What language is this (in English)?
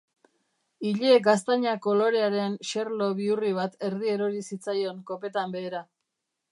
Basque